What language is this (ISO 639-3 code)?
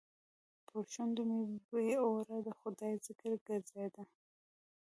pus